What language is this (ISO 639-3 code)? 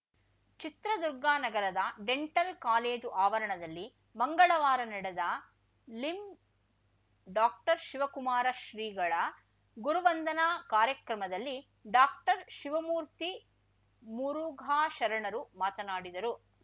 kan